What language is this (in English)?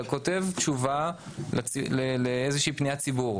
Hebrew